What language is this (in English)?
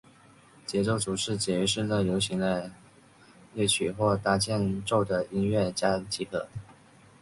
Chinese